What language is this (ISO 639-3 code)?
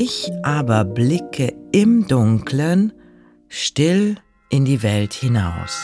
deu